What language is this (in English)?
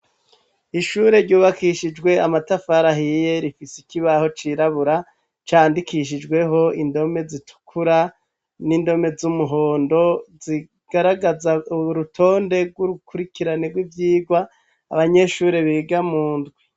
Rundi